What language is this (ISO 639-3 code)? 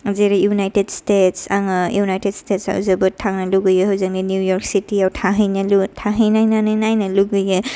brx